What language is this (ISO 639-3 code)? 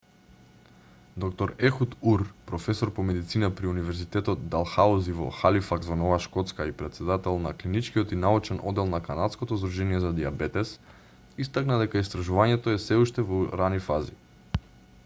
mkd